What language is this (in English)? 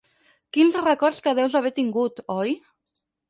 Catalan